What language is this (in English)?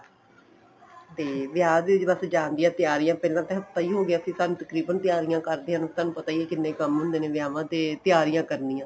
Punjabi